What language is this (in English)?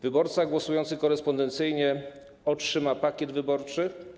Polish